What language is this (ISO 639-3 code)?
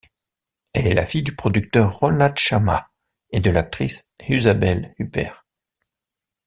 fra